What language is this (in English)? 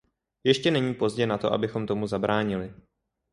Czech